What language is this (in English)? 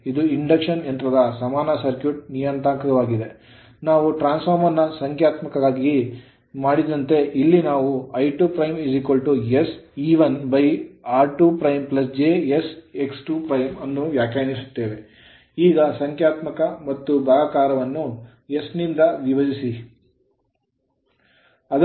Kannada